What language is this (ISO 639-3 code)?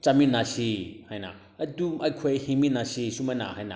mni